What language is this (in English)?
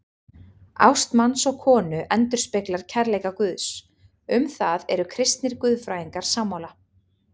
Icelandic